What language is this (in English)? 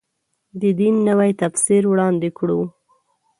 Pashto